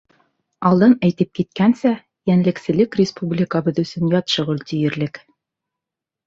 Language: Bashkir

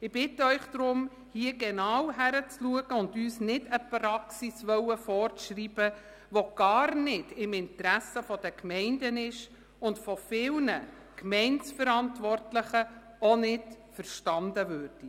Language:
Swiss German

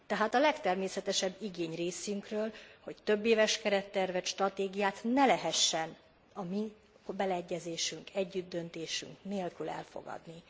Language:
Hungarian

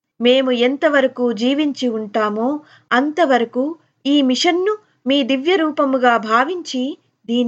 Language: Telugu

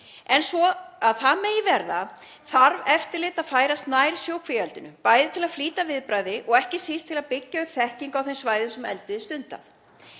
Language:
Icelandic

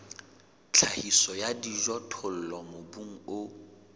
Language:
Southern Sotho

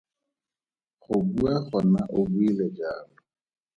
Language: Tswana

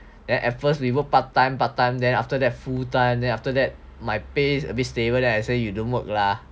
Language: English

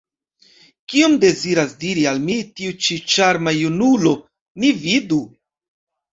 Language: Esperanto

